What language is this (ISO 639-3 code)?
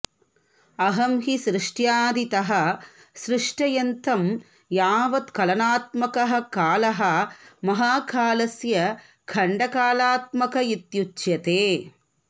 san